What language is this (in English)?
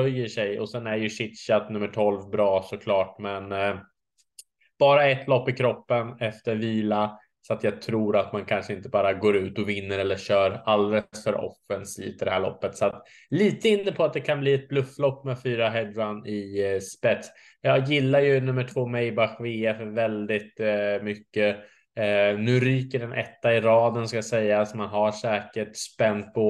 Swedish